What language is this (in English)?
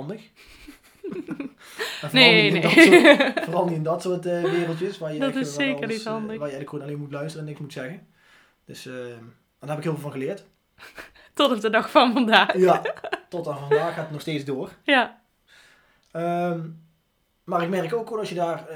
Dutch